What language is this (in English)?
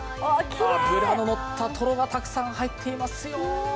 Japanese